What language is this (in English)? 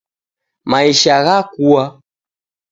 Taita